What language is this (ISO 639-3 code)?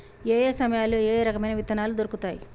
tel